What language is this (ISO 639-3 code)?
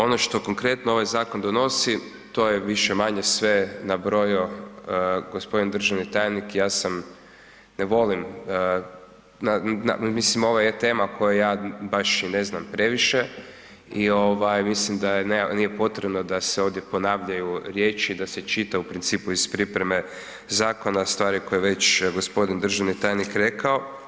hrv